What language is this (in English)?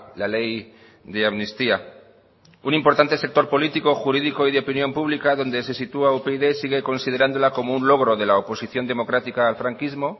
Spanish